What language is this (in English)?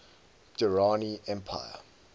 English